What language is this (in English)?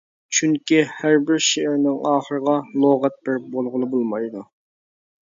Uyghur